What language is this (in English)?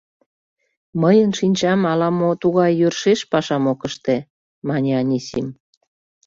Mari